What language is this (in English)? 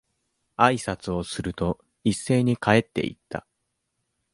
Japanese